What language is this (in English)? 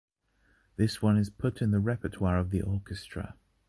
English